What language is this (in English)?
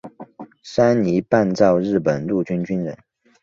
Chinese